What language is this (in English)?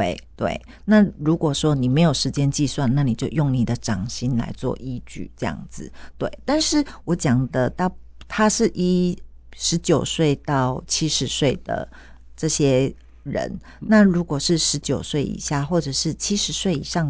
Chinese